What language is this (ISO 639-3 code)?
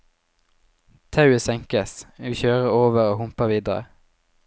nor